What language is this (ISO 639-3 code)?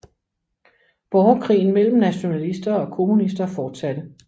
dan